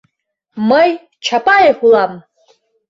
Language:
Mari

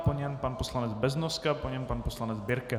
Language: Czech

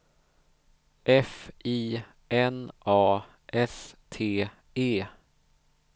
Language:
Swedish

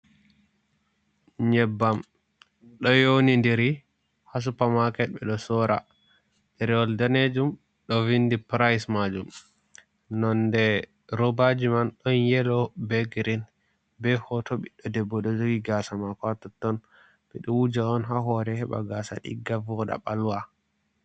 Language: Fula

